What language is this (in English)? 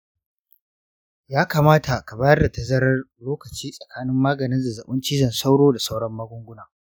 Hausa